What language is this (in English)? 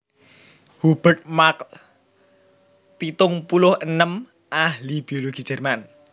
Javanese